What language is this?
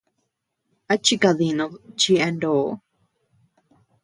Tepeuxila Cuicatec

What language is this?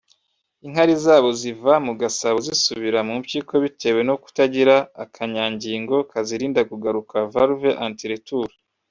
Kinyarwanda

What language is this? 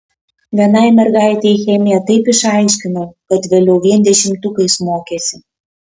Lithuanian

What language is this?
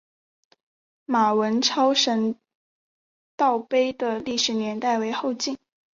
Chinese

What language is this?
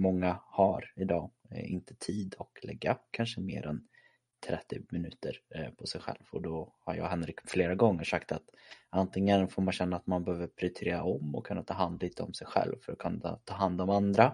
Swedish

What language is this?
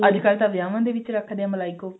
Punjabi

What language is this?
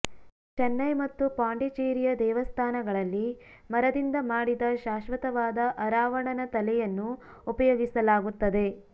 Kannada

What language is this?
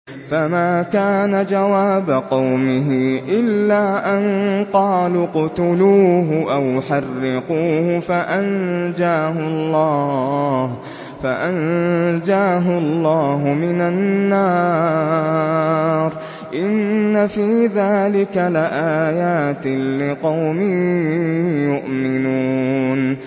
Arabic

